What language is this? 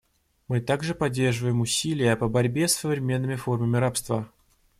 Russian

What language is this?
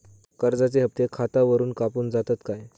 Marathi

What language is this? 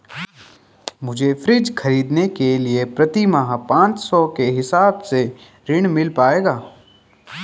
Hindi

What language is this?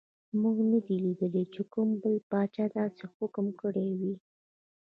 Pashto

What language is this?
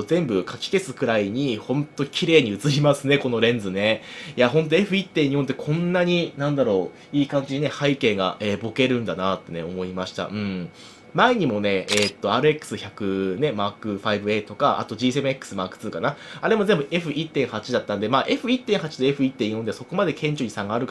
Japanese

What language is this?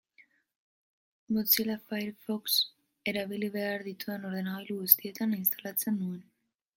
Basque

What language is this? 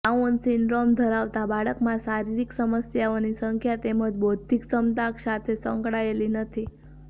Gujarati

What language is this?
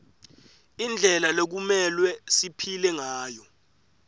Swati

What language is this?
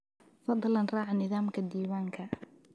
Somali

